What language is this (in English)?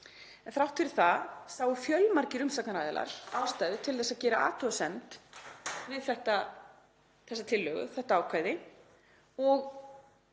Icelandic